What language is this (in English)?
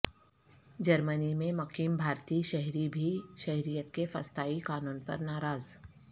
Urdu